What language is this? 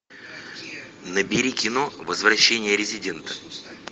Russian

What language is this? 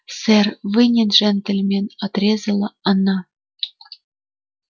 Russian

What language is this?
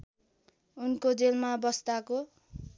Nepali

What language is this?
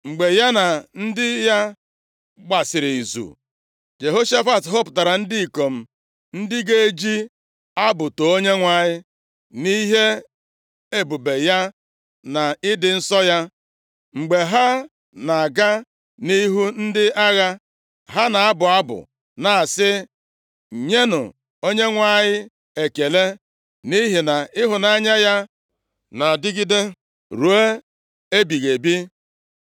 Igbo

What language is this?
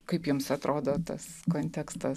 Lithuanian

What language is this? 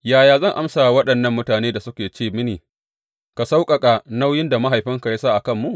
Hausa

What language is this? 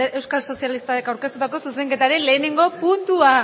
Basque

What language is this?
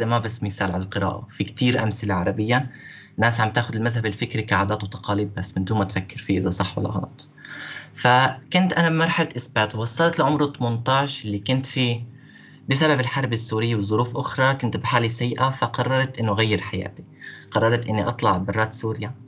Arabic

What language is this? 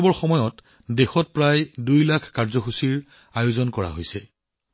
Assamese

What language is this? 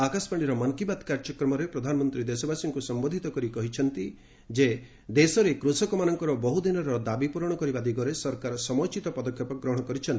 Odia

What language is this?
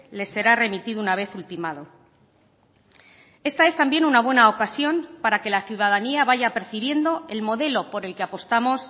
Spanish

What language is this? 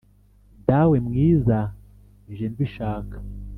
Kinyarwanda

